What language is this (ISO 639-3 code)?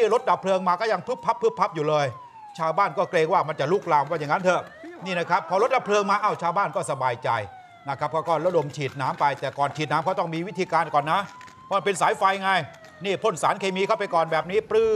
tha